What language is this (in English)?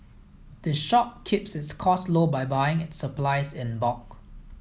English